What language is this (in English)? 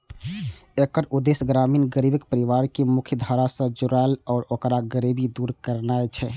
Maithili